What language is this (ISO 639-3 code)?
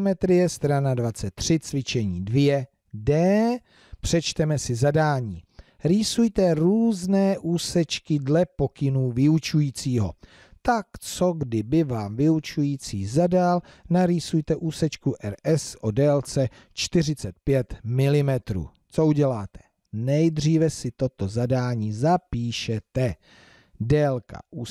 ces